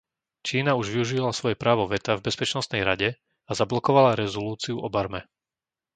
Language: Slovak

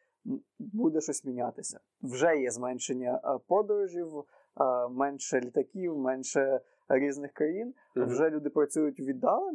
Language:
Ukrainian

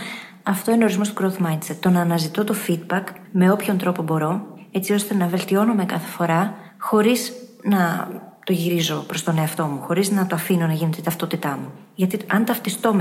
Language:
Greek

